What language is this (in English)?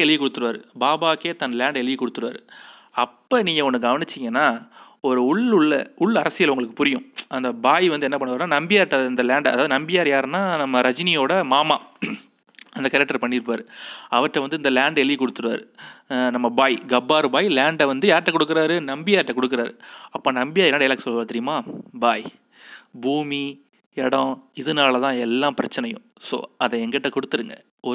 Tamil